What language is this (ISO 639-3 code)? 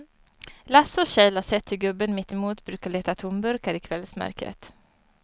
swe